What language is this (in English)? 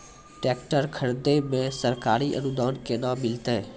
Maithili